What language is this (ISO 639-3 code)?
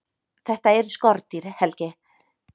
isl